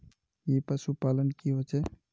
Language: Magahi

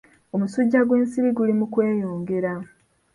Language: Ganda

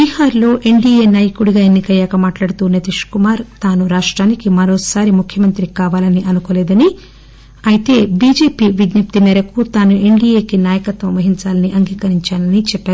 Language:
Telugu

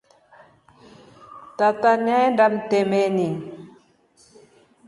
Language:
Rombo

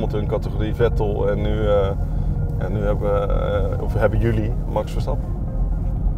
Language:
Dutch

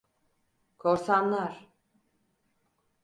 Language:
Turkish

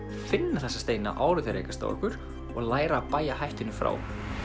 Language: Icelandic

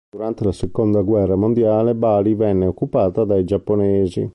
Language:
Italian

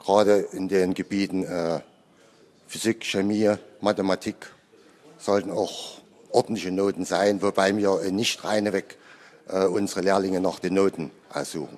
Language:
German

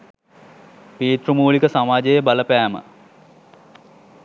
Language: Sinhala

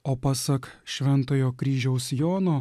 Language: Lithuanian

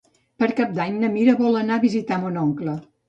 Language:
Catalan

